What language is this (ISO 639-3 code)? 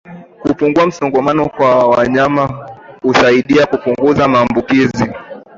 swa